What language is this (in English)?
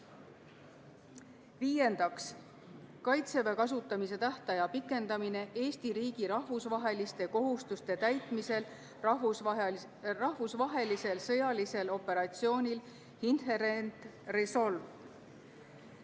Estonian